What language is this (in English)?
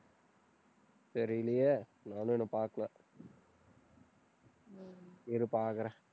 Tamil